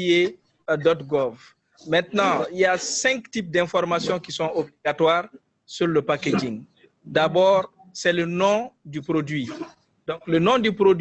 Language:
French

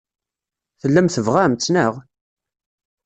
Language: Kabyle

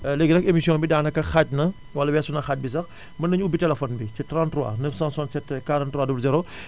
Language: Wolof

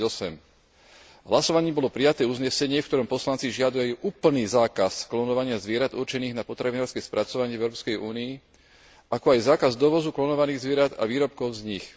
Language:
Slovak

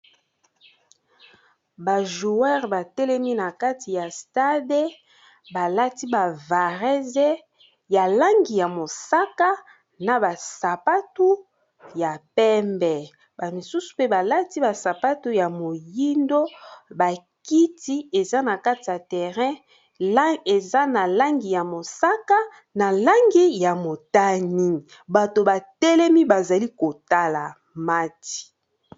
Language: Lingala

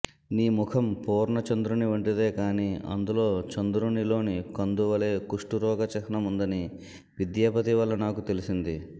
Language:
Telugu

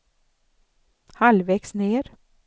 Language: Swedish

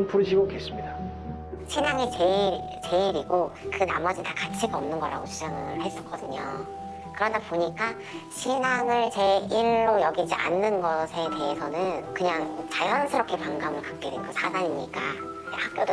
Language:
Korean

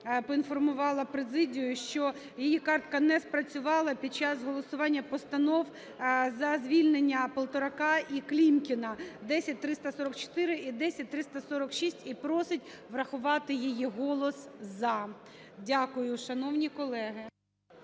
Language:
Ukrainian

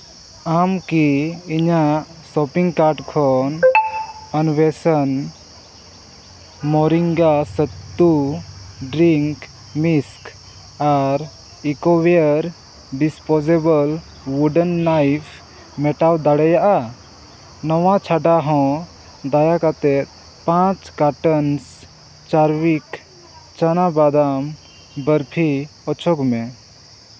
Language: Santali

